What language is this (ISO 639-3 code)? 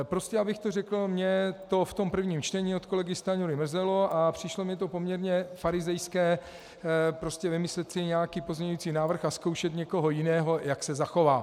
ces